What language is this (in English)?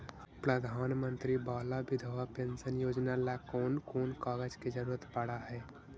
Magahi